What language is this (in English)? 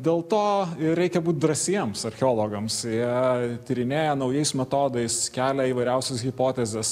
Lithuanian